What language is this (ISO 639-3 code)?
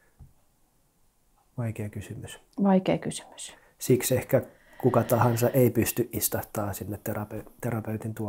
fin